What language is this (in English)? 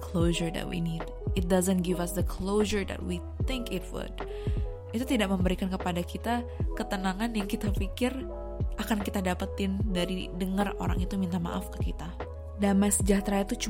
Indonesian